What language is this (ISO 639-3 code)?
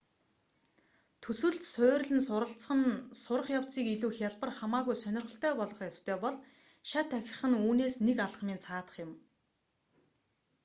mon